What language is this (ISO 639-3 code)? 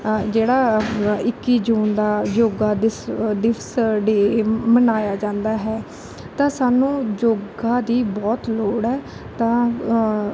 pan